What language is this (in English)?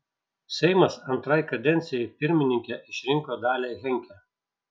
Lithuanian